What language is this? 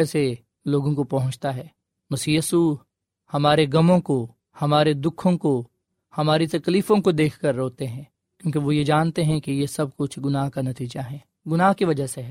Urdu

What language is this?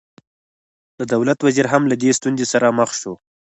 Pashto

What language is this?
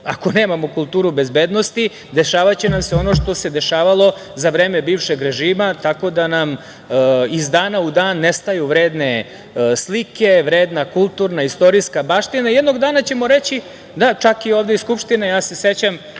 Serbian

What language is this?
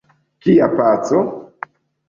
Esperanto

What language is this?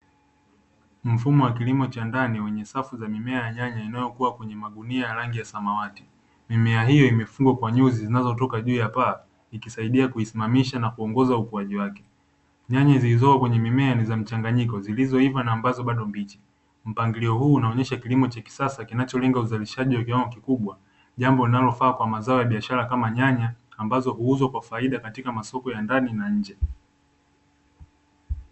Swahili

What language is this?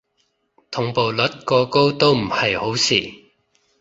Cantonese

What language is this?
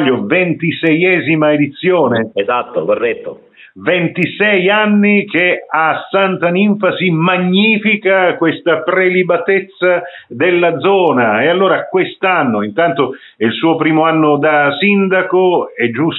Italian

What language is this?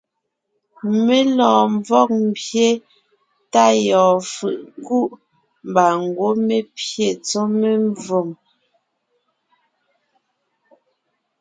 Ngiemboon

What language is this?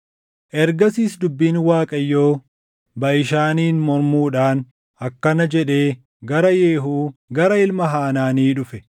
Oromo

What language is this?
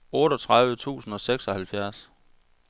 Danish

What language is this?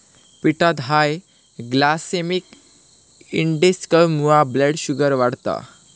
Marathi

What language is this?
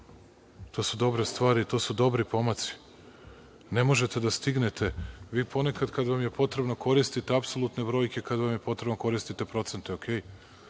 Serbian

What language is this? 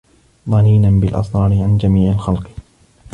Arabic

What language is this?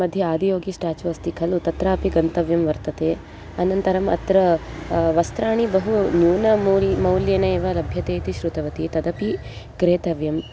Sanskrit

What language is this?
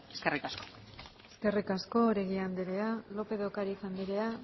Basque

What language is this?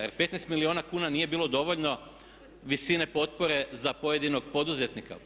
Croatian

